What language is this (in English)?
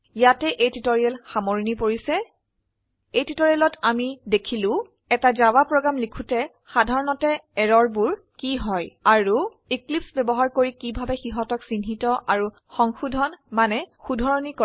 Assamese